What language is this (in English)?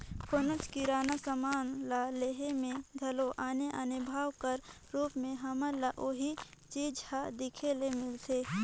Chhattisgarhi